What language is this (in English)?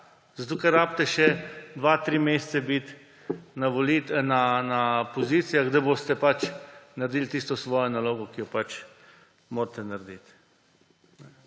Slovenian